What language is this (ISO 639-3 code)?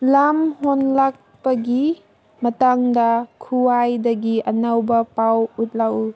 mni